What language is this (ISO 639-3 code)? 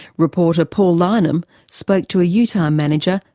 eng